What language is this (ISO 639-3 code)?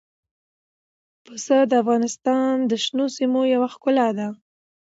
pus